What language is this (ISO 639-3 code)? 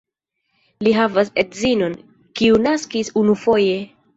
epo